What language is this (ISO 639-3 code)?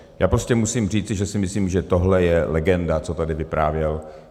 ces